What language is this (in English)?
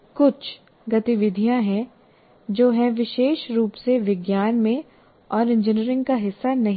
Hindi